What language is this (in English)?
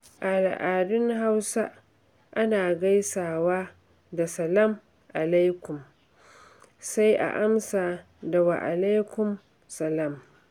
Hausa